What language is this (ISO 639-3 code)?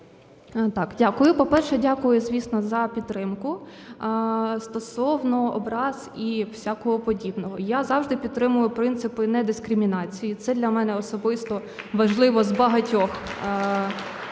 ukr